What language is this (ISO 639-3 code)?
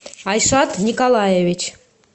rus